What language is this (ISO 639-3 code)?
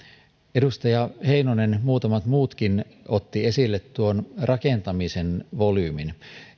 fin